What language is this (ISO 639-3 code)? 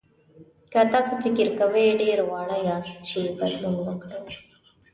pus